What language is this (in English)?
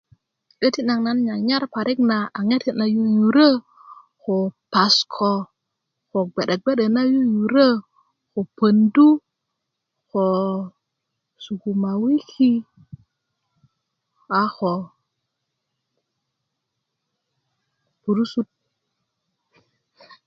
Kuku